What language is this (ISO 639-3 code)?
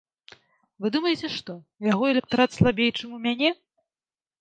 bel